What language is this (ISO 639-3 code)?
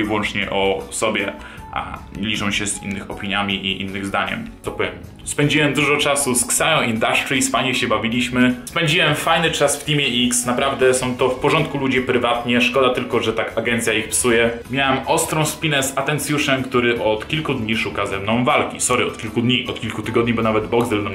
pol